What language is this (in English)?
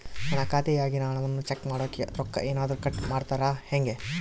Kannada